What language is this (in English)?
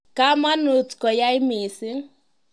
Kalenjin